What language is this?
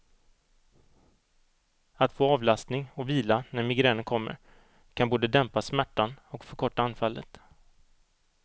Swedish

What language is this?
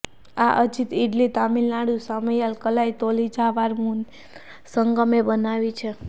Gujarati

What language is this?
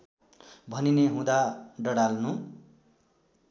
Nepali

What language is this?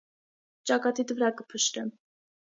Armenian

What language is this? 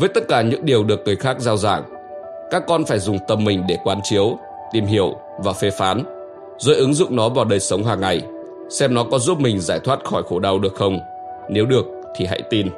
Vietnamese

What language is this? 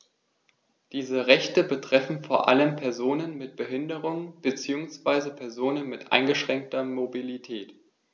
German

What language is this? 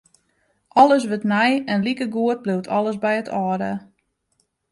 Western Frisian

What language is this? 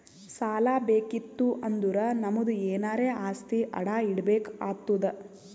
Kannada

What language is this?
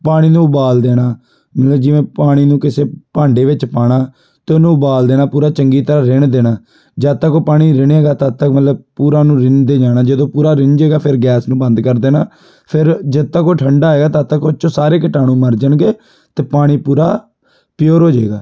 Punjabi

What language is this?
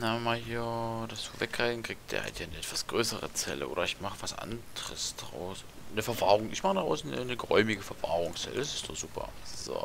German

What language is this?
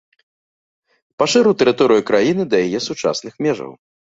Belarusian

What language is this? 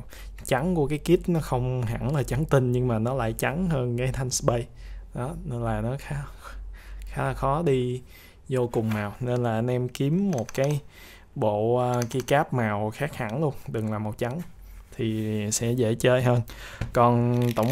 Vietnamese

